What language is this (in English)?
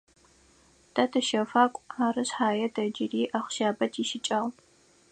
Adyghe